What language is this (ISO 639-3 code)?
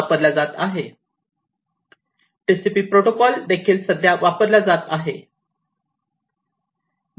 mar